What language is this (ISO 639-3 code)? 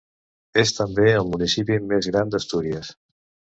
cat